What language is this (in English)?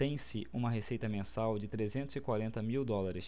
Portuguese